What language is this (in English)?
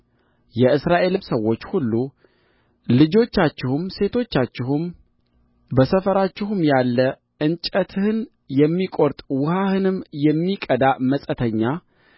Amharic